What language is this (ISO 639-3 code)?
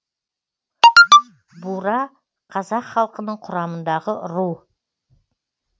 kaz